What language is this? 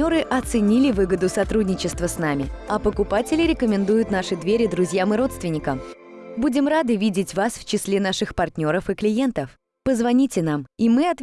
Russian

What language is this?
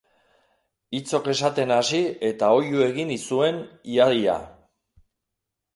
Basque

